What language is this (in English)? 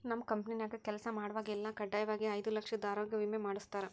Kannada